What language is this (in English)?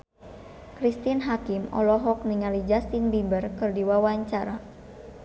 Sundanese